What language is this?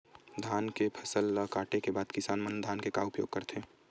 Chhattisgarhi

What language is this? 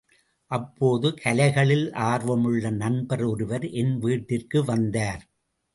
Tamil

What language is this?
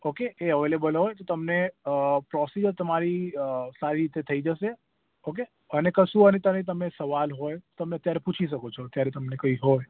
Gujarati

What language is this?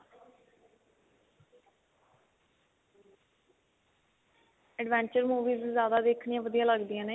Punjabi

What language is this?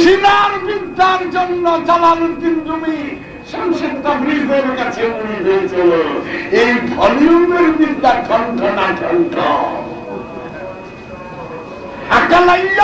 Turkish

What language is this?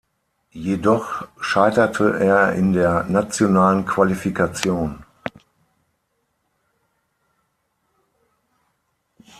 German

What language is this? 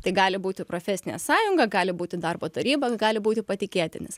Lithuanian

